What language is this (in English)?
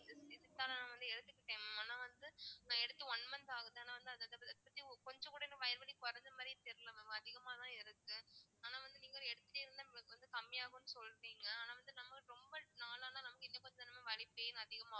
Tamil